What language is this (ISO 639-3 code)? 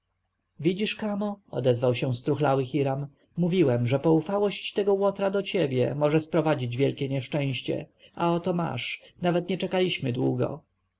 pol